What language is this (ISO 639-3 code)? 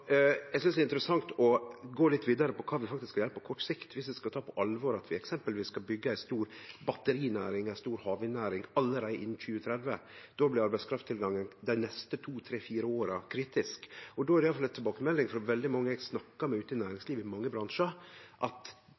nno